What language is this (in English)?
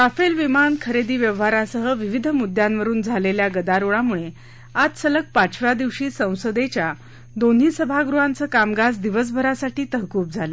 Marathi